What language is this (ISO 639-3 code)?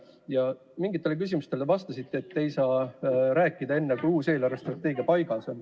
est